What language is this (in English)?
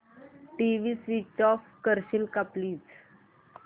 Marathi